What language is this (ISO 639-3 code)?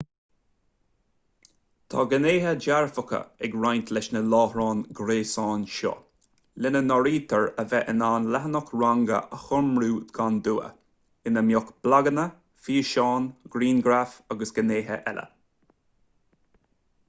gle